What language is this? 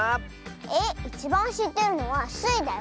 Japanese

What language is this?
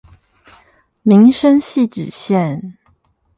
Chinese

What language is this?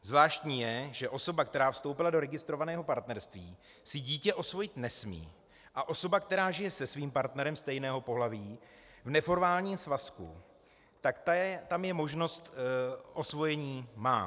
Czech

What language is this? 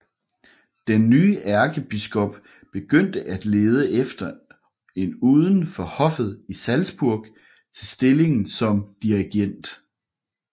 Danish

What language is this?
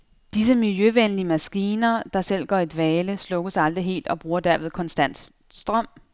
Danish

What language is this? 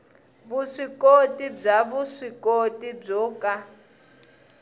Tsonga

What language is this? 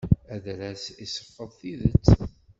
Kabyle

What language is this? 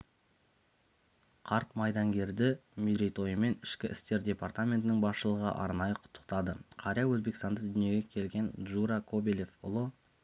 Kazakh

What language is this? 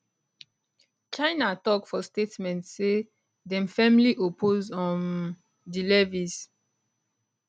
Nigerian Pidgin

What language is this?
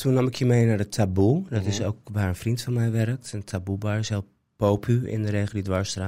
Dutch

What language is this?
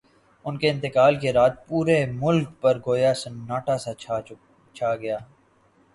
Urdu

